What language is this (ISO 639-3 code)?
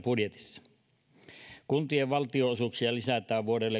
fin